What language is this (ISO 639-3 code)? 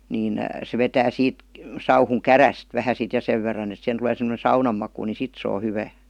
fin